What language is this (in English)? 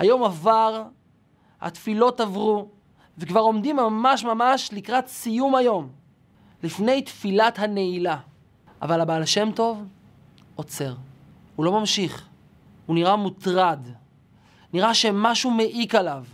Hebrew